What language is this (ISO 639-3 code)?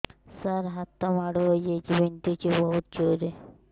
ori